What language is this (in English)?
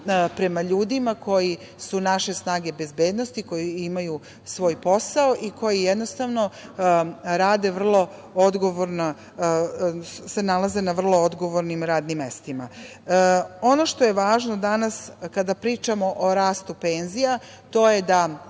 Serbian